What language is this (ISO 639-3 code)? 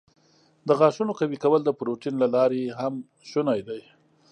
pus